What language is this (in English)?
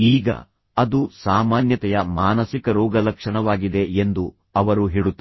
Kannada